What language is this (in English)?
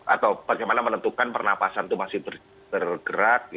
Indonesian